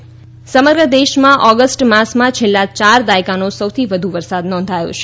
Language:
Gujarati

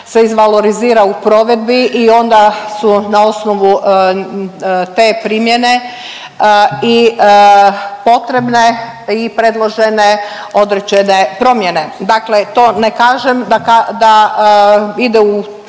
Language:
Croatian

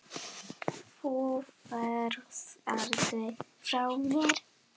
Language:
Icelandic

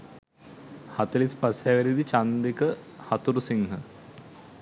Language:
Sinhala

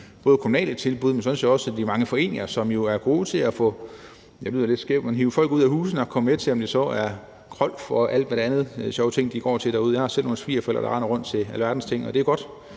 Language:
Danish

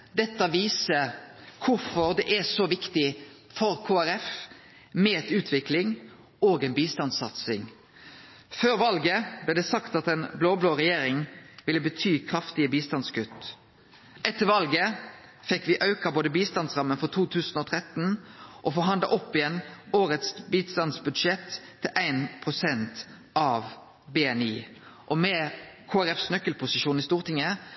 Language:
Norwegian Nynorsk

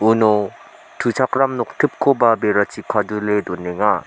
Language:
Garo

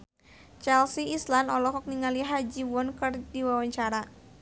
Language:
Sundanese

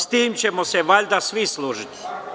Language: Serbian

